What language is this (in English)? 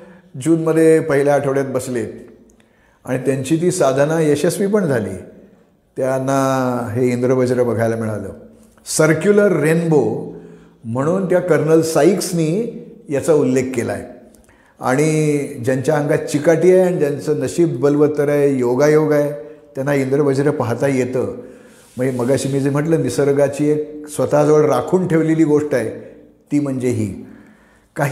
Marathi